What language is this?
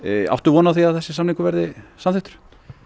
Icelandic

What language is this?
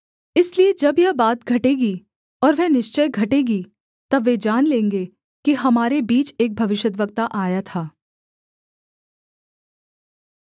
Hindi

